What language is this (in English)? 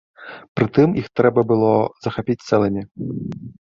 Belarusian